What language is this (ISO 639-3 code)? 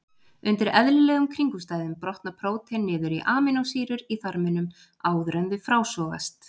isl